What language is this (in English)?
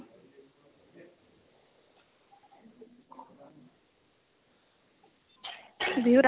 Assamese